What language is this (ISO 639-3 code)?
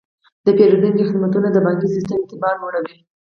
pus